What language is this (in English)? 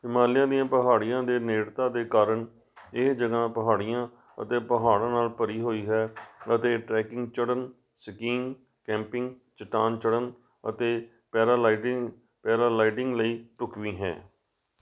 Punjabi